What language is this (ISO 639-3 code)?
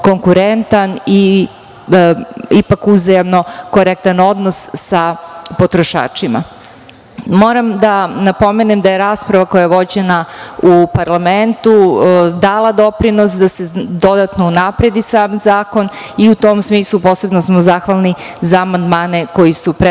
srp